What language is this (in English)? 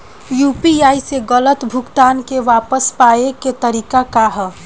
Bhojpuri